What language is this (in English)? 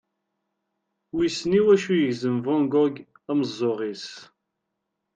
Kabyle